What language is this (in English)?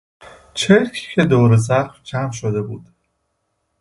Persian